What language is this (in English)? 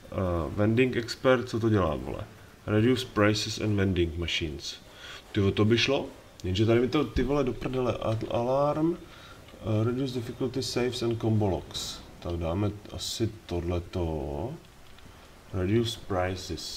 Czech